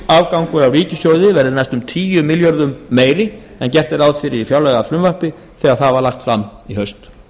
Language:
Icelandic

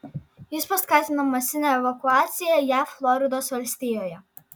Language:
Lithuanian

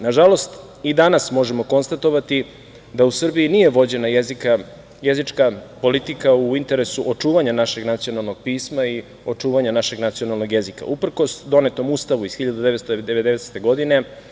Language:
Serbian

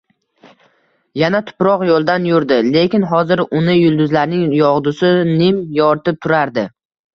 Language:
Uzbek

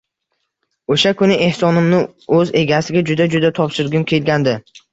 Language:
Uzbek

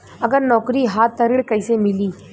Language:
Bhojpuri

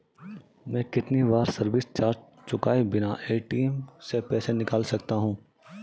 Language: Hindi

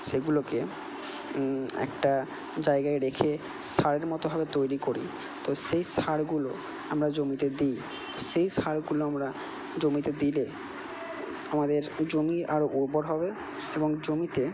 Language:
Bangla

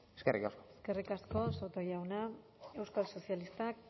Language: Basque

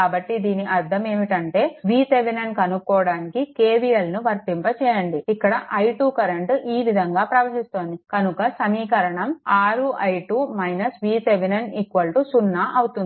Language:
Telugu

